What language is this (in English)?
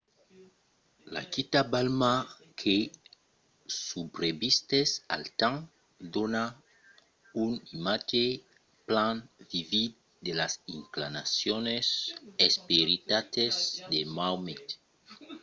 Occitan